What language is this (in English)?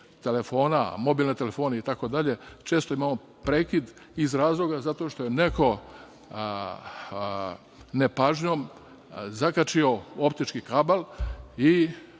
Serbian